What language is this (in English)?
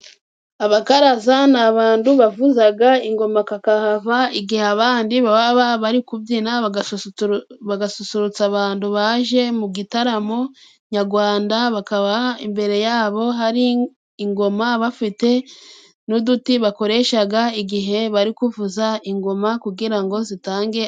Kinyarwanda